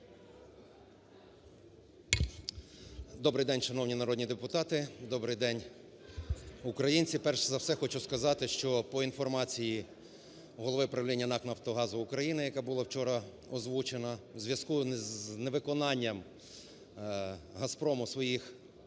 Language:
Ukrainian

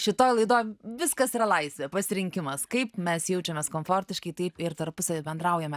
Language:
Lithuanian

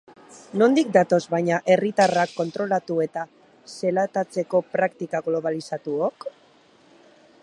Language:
Basque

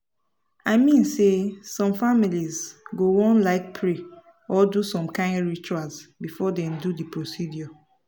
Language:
Nigerian Pidgin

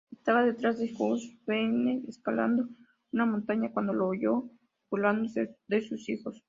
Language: Spanish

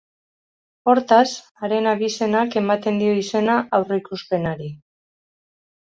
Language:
Basque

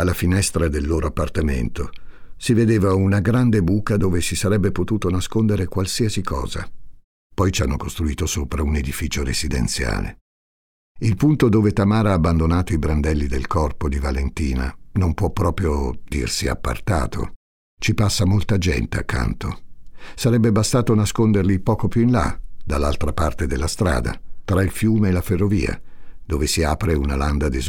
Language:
Italian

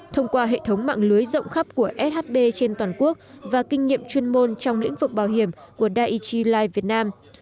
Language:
Vietnamese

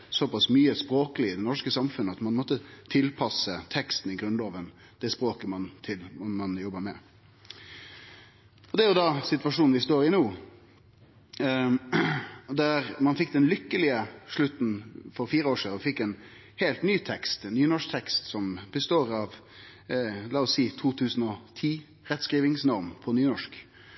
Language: Norwegian Nynorsk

